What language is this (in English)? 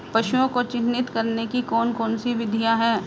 Hindi